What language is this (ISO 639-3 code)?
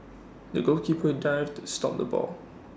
eng